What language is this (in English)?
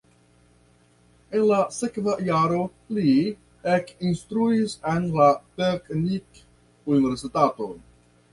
Esperanto